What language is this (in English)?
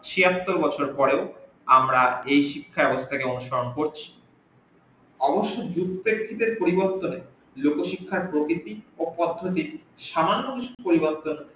Bangla